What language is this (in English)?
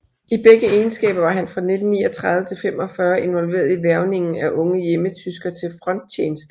Danish